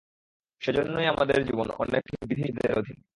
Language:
Bangla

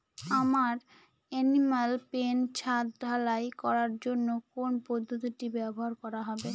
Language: Bangla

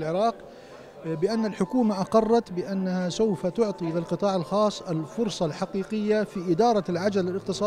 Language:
Arabic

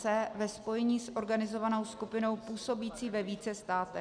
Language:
Czech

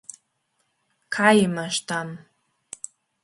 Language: Slovenian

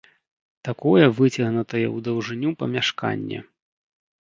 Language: Belarusian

